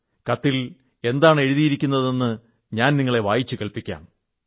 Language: Malayalam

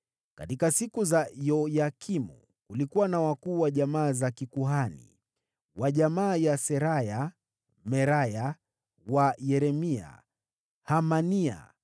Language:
Swahili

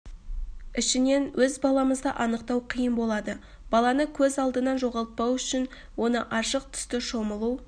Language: Kazakh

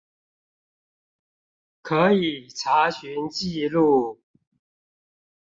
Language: Chinese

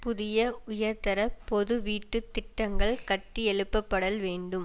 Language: Tamil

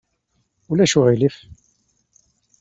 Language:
Kabyle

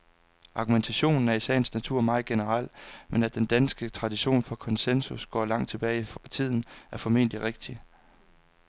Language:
Danish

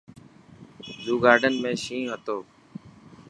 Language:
Dhatki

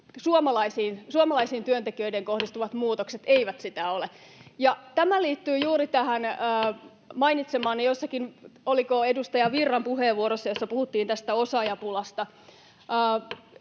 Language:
Finnish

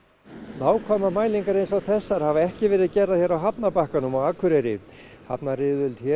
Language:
Icelandic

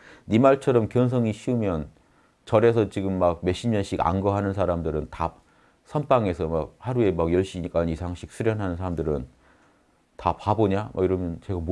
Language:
Korean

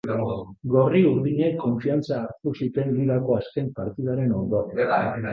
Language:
Basque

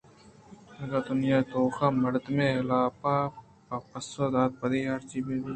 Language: Eastern Balochi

